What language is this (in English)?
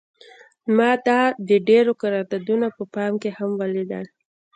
Pashto